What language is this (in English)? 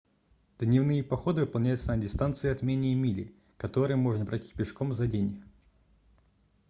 Russian